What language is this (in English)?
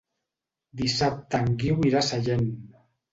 Catalan